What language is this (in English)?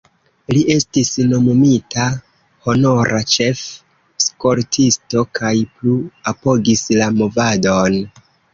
Esperanto